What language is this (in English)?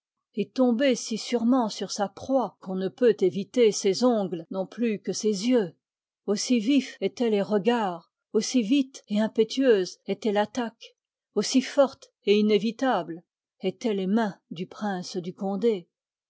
French